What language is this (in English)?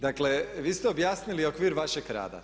Croatian